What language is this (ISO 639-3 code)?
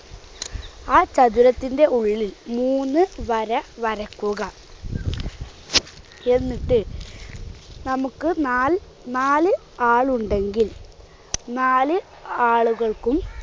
mal